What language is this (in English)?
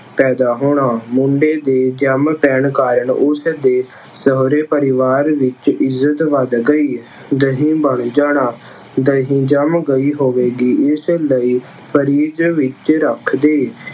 Punjabi